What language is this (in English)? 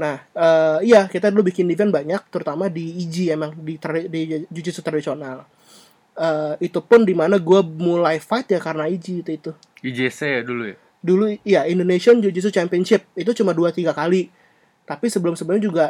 Indonesian